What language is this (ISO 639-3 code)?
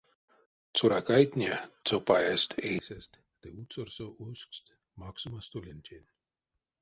myv